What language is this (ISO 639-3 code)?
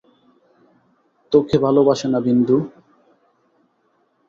ben